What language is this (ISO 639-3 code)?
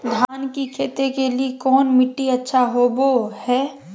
mag